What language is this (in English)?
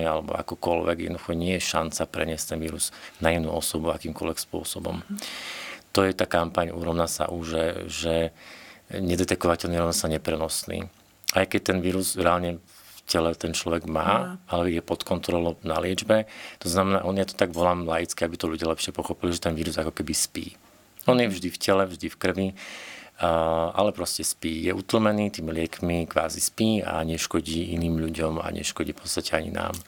Slovak